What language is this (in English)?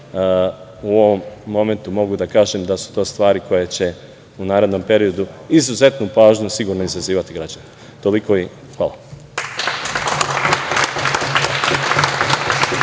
Serbian